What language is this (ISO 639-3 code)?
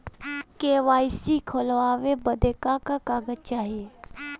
bho